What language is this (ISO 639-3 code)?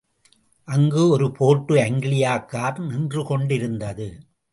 tam